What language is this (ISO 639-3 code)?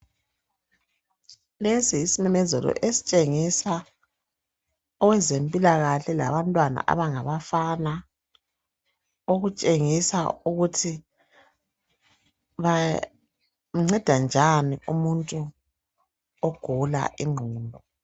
nde